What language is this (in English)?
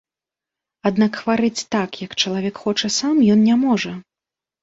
Belarusian